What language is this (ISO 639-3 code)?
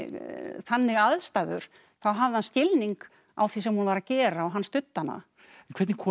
isl